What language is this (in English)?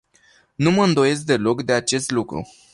Romanian